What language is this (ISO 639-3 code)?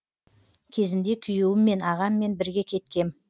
kaz